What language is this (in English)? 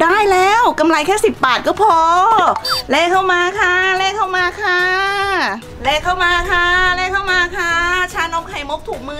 Thai